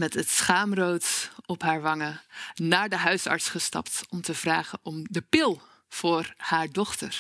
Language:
Dutch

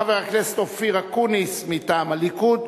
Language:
Hebrew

